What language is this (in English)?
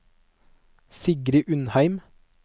Norwegian